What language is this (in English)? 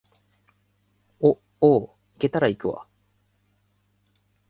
Japanese